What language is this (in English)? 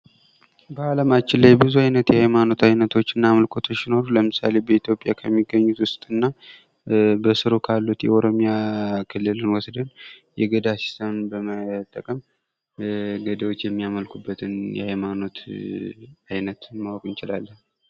Amharic